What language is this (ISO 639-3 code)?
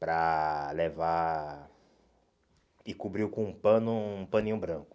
por